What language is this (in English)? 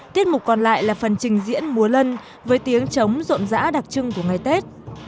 Vietnamese